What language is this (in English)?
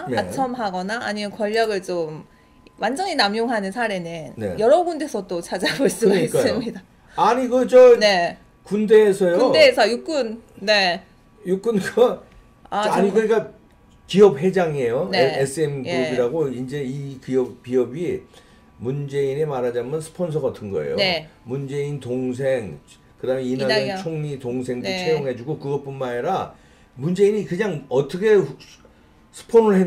Korean